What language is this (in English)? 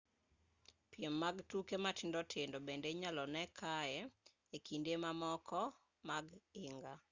Luo (Kenya and Tanzania)